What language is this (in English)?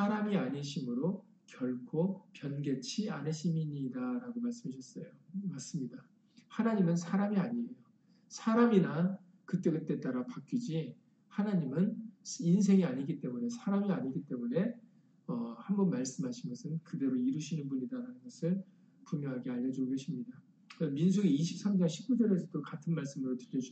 Korean